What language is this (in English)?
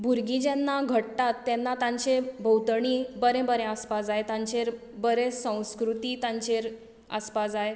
Konkani